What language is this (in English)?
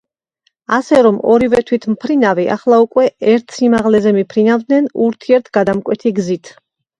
Georgian